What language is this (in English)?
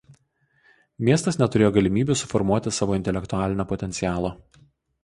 Lithuanian